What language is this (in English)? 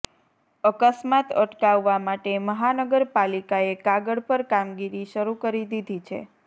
Gujarati